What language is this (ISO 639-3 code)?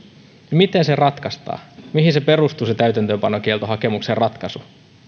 fin